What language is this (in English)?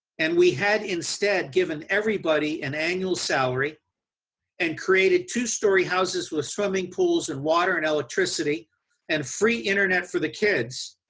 English